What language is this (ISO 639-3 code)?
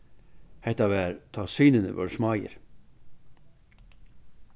fao